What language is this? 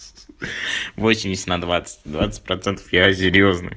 Russian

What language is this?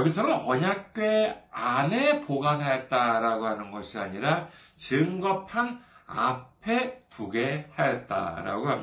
Korean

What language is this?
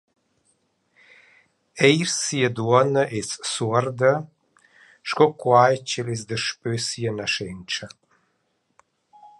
Romansh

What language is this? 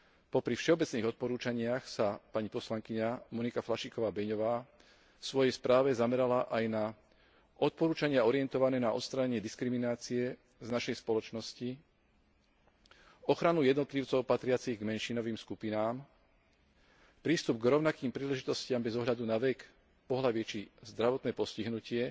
Slovak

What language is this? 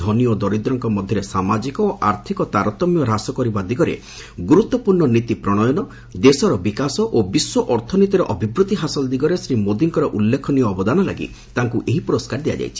Odia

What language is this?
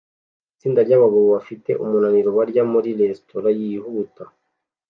Kinyarwanda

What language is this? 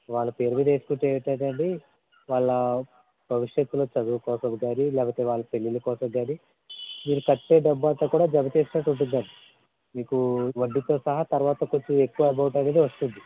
Telugu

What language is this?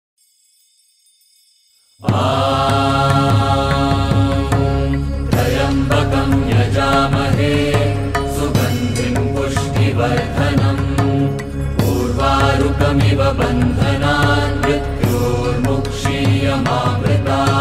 Arabic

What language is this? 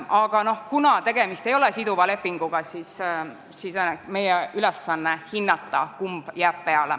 Estonian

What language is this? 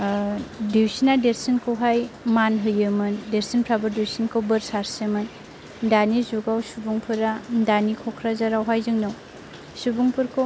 Bodo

